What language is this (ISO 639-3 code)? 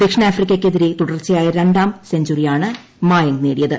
mal